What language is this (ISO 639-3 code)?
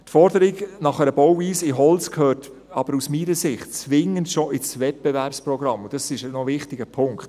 gsw